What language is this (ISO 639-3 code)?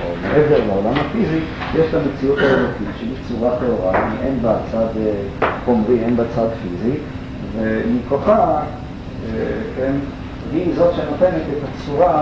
heb